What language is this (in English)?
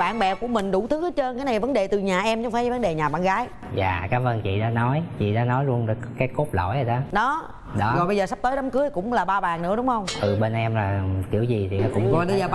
Vietnamese